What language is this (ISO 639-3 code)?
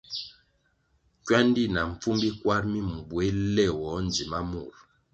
nmg